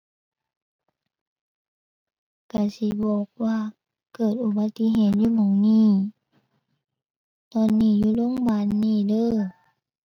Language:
Thai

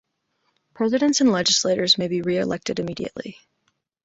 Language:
English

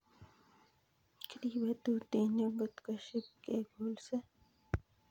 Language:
Kalenjin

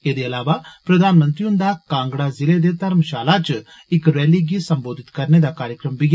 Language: Dogri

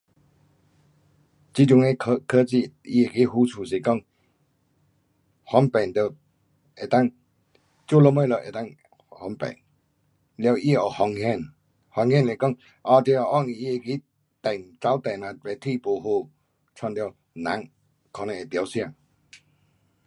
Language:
Pu-Xian Chinese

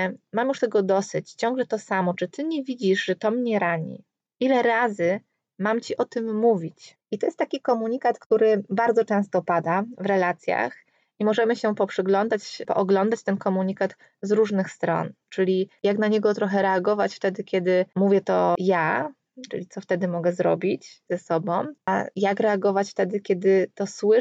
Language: Polish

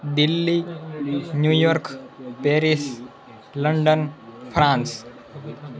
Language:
Gujarati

